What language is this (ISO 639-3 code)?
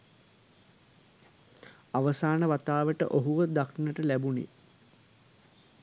sin